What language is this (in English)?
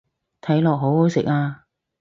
Cantonese